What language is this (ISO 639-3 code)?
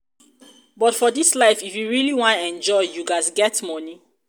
pcm